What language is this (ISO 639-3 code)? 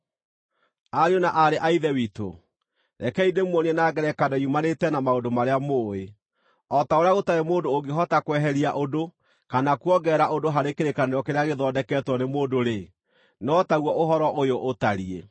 kik